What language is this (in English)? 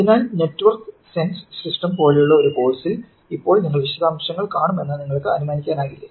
Malayalam